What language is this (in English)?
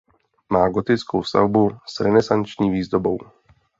Czech